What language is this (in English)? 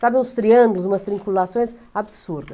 Portuguese